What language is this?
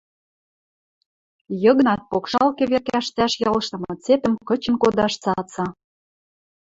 Western Mari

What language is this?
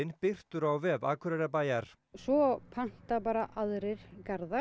Icelandic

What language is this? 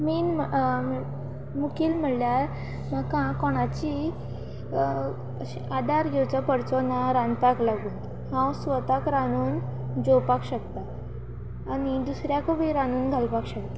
Konkani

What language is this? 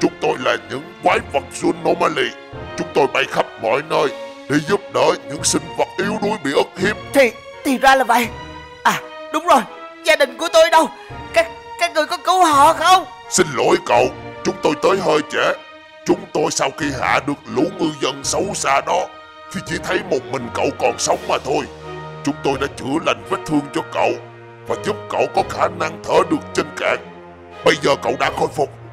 Vietnamese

